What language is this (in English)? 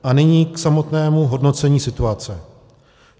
Czech